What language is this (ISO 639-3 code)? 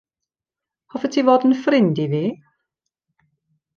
cym